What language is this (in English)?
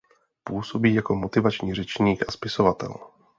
Czech